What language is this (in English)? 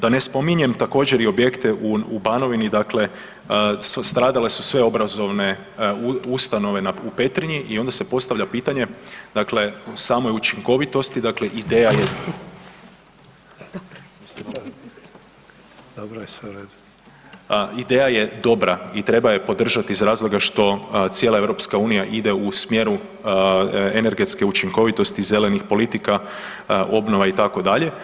Croatian